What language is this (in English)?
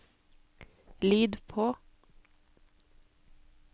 Norwegian